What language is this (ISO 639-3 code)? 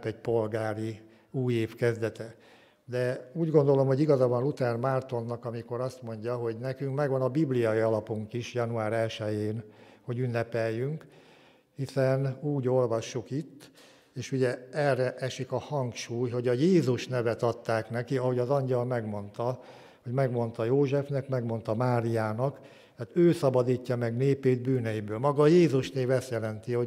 hun